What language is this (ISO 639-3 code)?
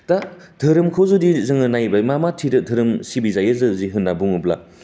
brx